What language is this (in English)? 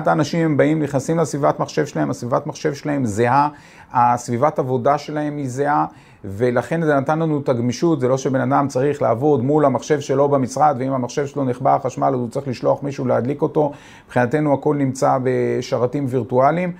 Hebrew